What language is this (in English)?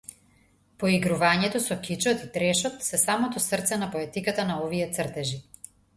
Macedonian